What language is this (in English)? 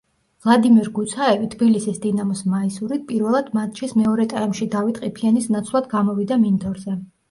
Georgian